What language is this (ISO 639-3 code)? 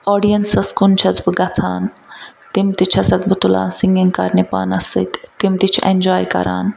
kas